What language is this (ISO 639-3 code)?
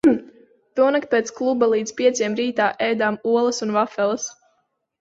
lav